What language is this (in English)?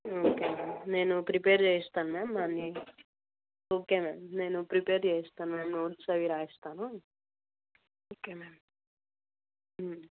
Telugu